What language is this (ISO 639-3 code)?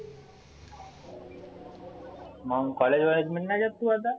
mar